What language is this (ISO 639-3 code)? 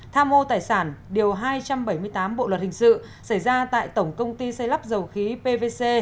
vie